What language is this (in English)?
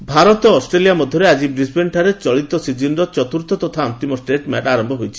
Odia